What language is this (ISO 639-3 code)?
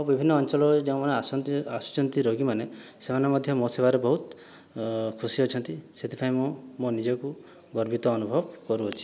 ori